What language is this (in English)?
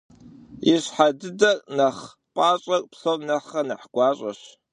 Kabardian